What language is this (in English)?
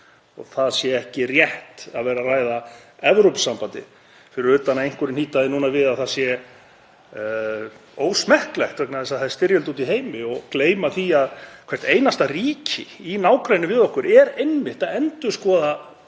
Icelandic